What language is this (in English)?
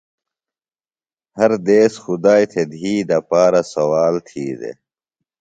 Phalura